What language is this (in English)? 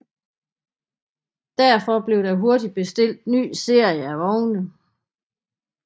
Danish